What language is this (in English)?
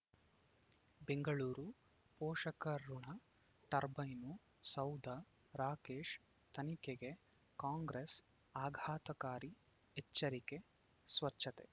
Kannada